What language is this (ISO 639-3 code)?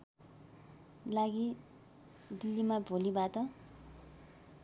nep